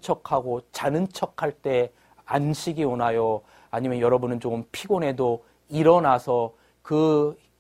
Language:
Korean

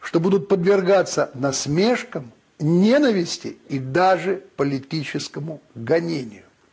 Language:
Russian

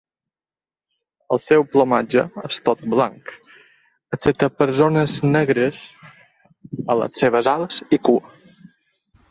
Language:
Catalan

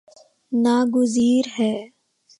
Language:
Urdu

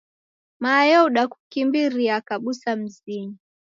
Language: Taita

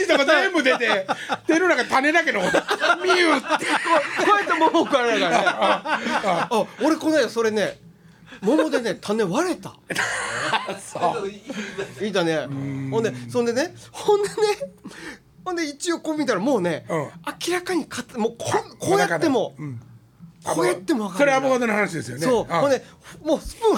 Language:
Japanese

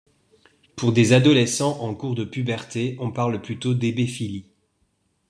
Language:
French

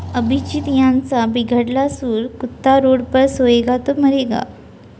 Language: Marathi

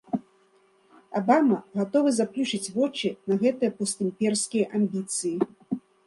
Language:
Belarusian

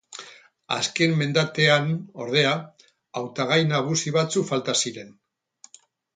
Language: Basque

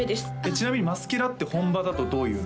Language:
Japanese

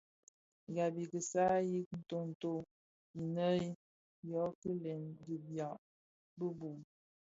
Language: Bafia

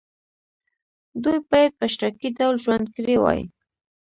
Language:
Pashto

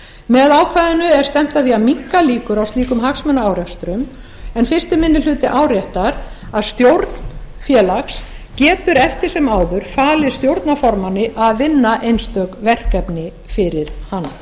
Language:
Icelandic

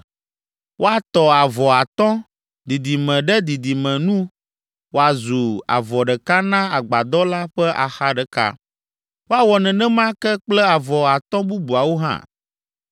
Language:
Ewe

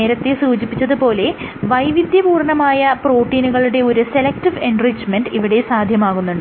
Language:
Malayalam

